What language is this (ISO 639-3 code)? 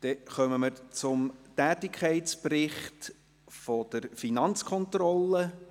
gsw